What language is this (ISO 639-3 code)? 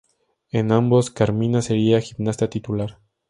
spa